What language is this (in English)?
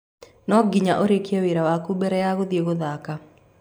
Kikuyu